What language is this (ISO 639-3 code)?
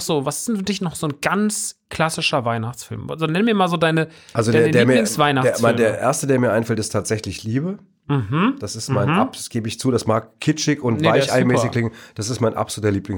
deu